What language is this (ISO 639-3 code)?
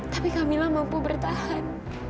ind